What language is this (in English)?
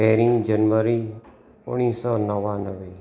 Sindhi